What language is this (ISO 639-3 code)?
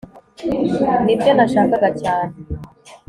kin